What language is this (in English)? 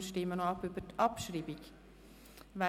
Swiss German